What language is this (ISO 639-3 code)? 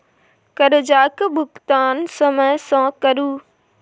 mai